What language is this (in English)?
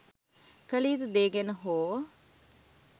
Sinhala